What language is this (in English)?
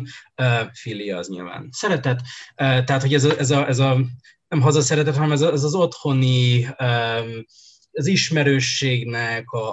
Hungarian